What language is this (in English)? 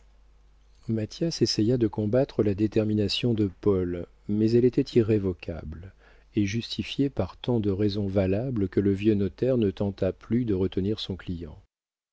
French